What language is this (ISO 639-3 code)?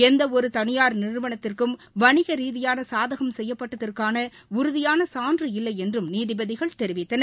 tam